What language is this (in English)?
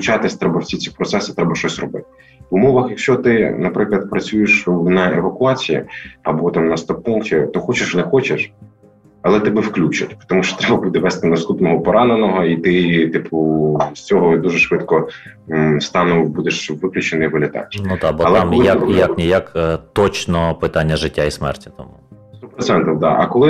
Ukrainian